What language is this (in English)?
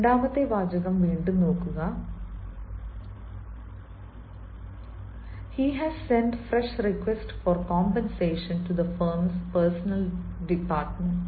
Malayalam